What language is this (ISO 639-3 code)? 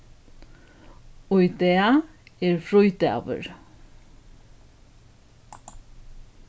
fao